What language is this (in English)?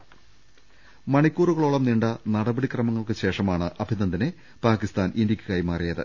Malayalam